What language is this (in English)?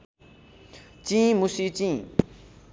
Nepali